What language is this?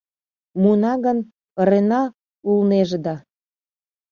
Mari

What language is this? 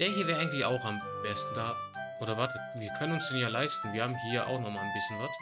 German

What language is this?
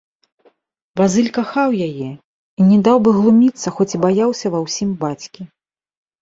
Belarusian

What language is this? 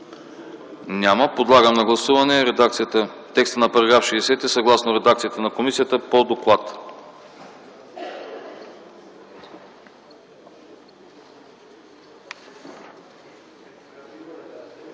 Bulgarian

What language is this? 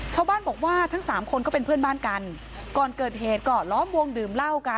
Thai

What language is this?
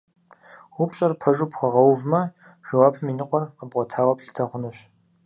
Kabardian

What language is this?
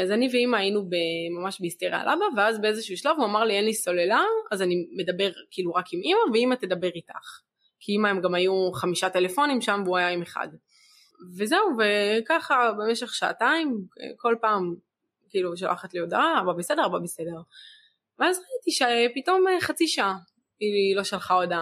Hebrew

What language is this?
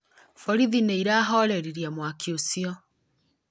Kikuyu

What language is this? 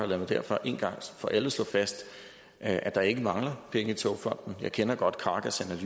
Danish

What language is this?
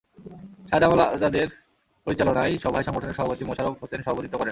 Bangla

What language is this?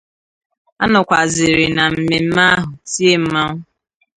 Igbo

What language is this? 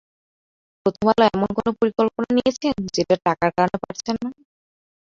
Bangla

